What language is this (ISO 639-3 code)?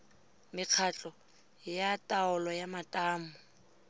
tsn